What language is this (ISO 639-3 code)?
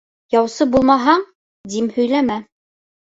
bak